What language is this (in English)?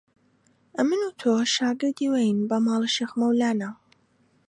Central Kurdish